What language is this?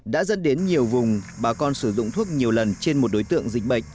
Vietnamese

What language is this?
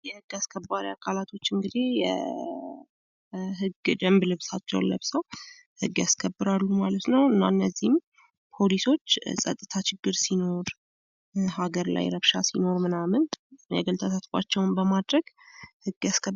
Amharic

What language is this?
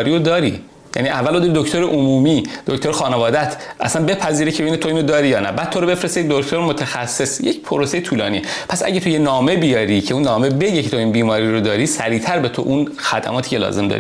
Persian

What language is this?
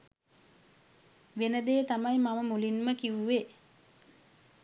Sinhala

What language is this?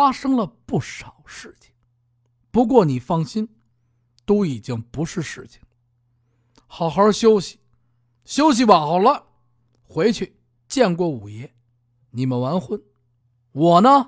Chinese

